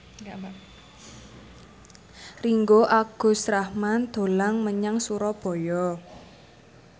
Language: Javanese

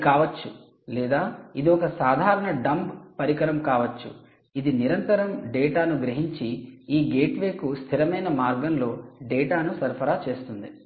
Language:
Telugu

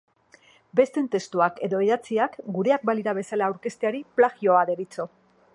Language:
Basque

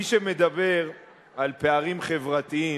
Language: Hebrew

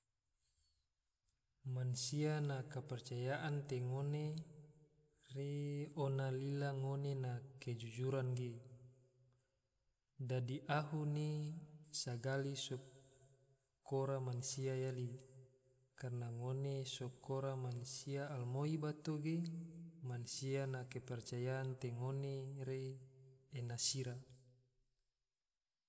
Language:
Tidore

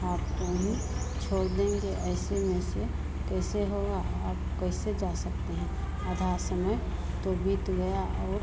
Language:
Hindi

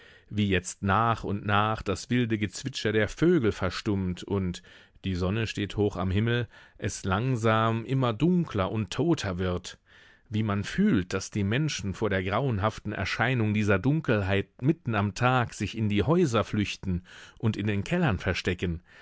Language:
German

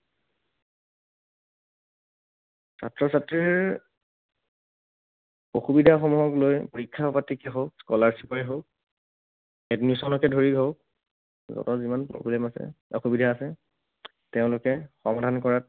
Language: Assamese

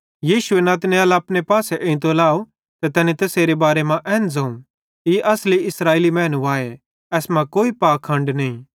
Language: Bhadrawahi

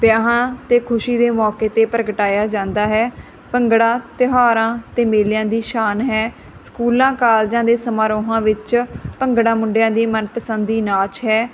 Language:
Punjabi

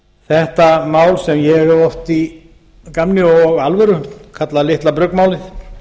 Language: Icelandic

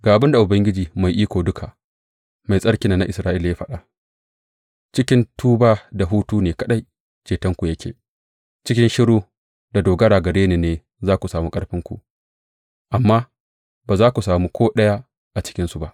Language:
Hausa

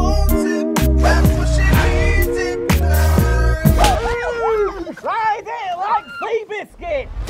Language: English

